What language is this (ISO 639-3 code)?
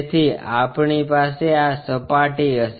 guj